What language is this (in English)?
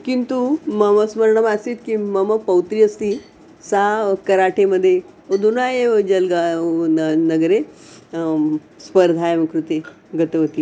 Sanskrit